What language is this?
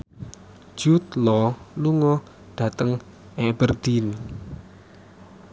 Javanese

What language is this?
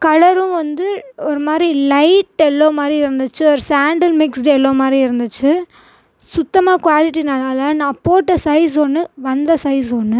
Tamil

